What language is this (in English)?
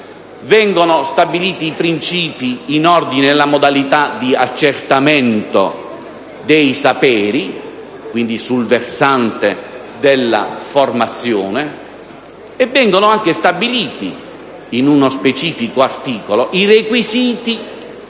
Italian